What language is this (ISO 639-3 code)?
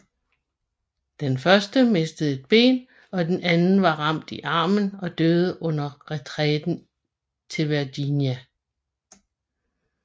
dan